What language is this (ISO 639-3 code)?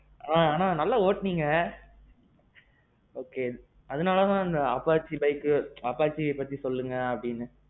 tam